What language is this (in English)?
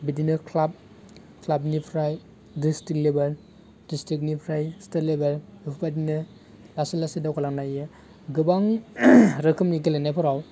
Bodo